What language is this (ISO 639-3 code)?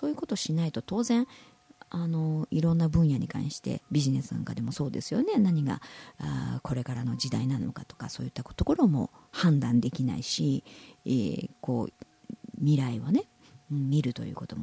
jpn